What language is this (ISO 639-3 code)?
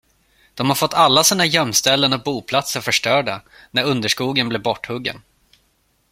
swe